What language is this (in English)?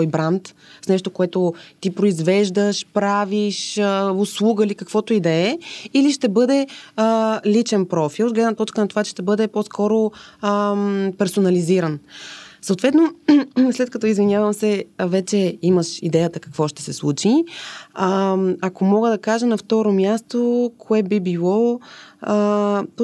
Bulgarian